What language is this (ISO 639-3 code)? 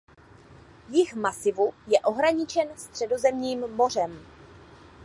ces